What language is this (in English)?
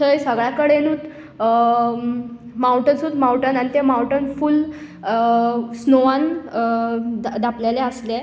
Konkani